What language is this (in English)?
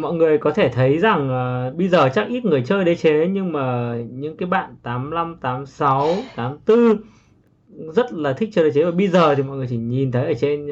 Vietnamese